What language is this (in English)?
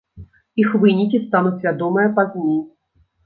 Belarusian